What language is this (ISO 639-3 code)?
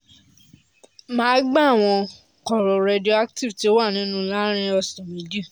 yor